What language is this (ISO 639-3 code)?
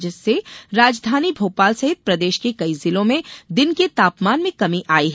hin